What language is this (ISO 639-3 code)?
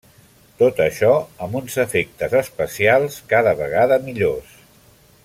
cat